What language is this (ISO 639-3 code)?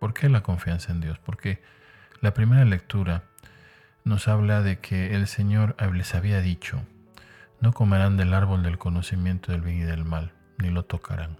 spa